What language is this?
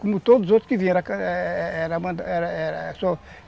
Portuguese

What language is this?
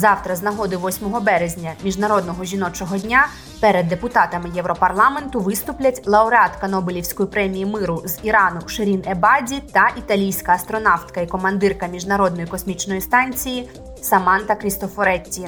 Ukrainian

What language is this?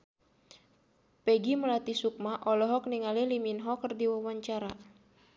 Sundanese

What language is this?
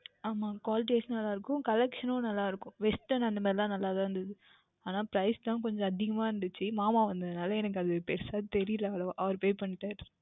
Tamil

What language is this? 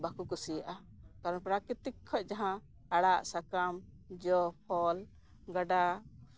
Santali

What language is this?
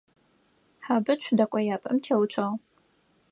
Adyghe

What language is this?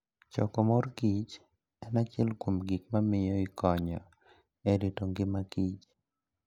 Luo (Kenya and Tanzania)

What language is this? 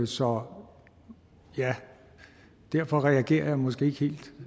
Danish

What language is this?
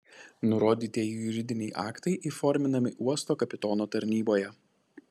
Lithuanian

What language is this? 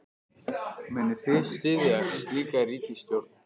Icelandic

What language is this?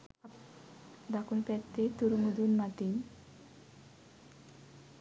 Sinhala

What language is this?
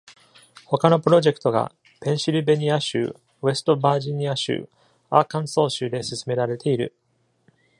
Japanese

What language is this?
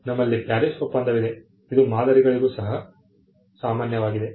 Kannada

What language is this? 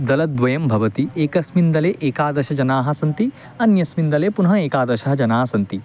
Sanskrit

